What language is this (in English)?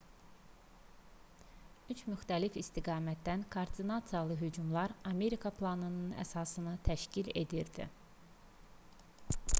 Azerbaijani